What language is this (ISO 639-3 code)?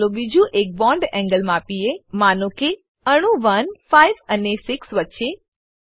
guj